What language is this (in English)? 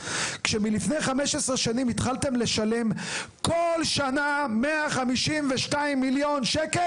Hebrew